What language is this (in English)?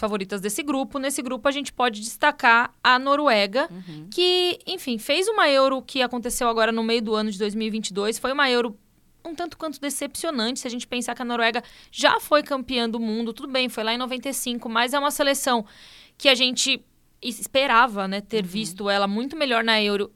Portuguese